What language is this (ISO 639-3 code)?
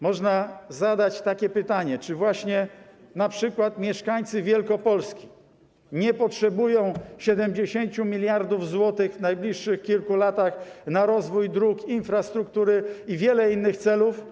pol